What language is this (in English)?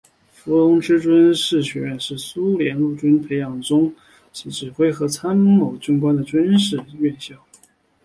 Chinese